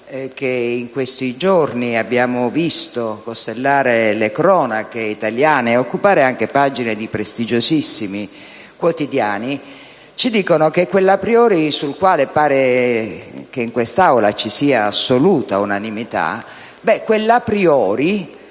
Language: Italian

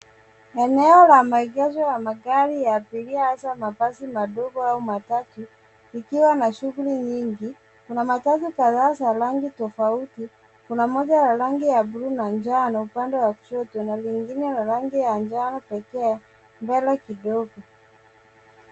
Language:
Swahili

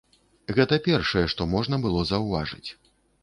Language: Belarusian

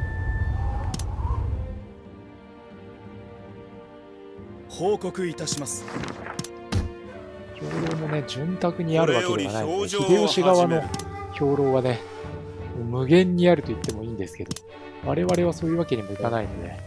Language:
Japanese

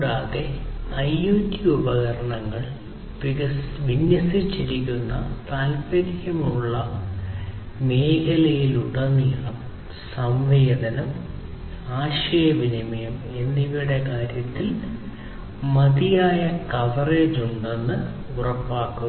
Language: Malayalam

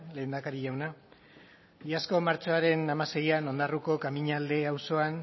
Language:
Basque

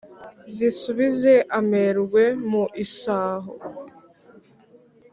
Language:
Kinyarwanda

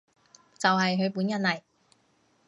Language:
Cantonese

